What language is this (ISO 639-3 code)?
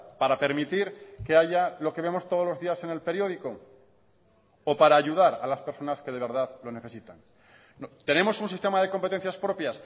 spa